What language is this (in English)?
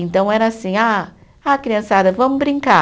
Portuguese